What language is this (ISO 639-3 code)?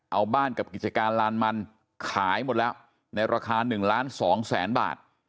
tha